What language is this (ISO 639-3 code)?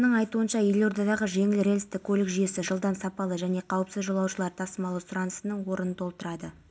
kaz